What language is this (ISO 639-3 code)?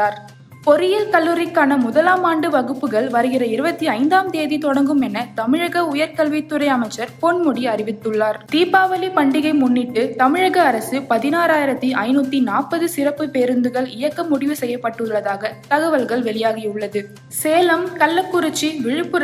tam